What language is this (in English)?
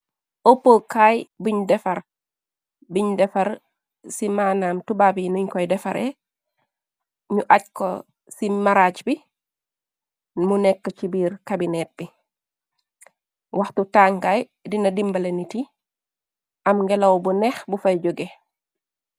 Wolof